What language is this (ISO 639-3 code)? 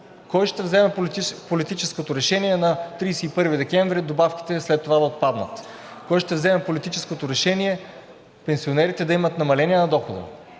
bul